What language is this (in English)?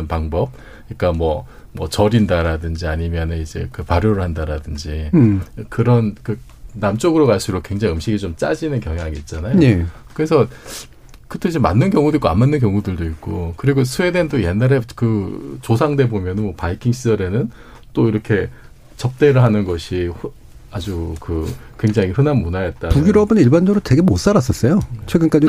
Korean